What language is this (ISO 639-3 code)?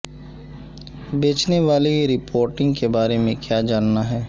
urd